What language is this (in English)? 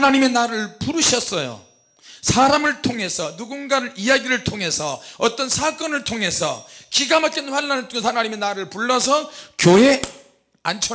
Korean